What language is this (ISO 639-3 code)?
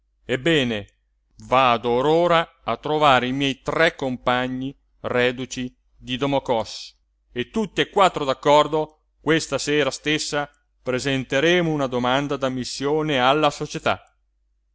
ita